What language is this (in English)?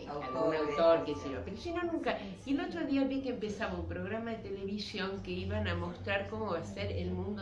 Spanish